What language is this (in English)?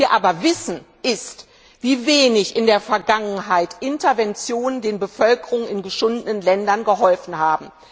German